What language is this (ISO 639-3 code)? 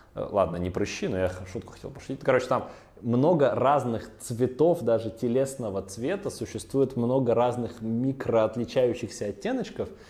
rus